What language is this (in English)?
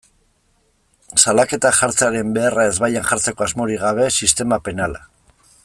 Basque